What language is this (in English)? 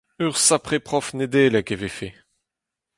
Breton